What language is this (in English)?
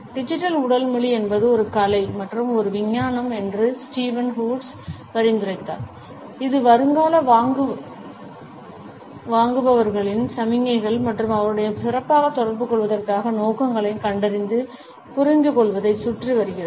Tamil